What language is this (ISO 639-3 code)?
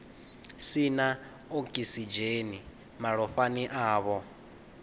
ven